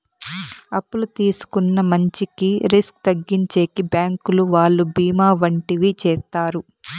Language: Telugu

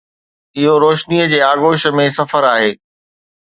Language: Sindhi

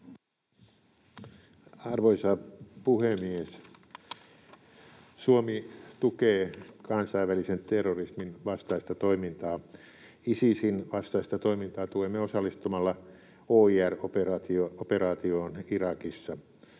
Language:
Finnish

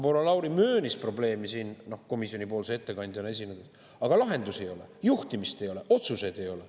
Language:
Estonian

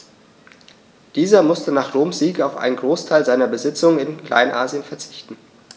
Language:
German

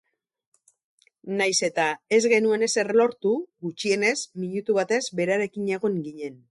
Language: Basque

